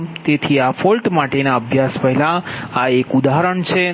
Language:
Gujarati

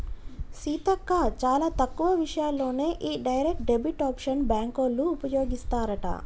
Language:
Telugu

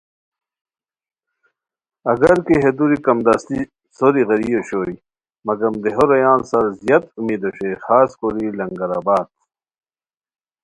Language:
Khowar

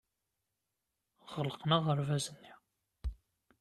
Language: Kabyle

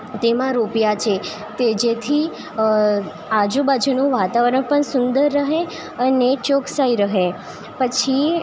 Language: Gujarati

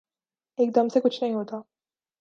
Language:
Urdu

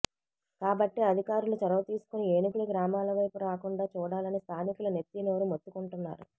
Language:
Telugu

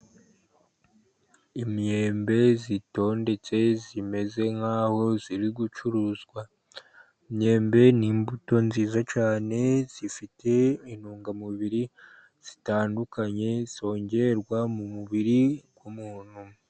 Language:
Kinyarwanda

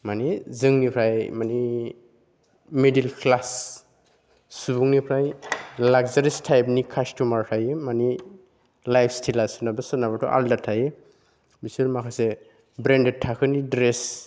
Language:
Bodo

